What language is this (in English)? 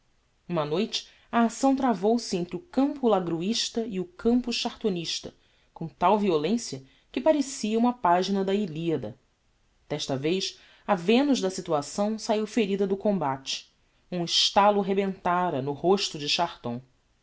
Portuguese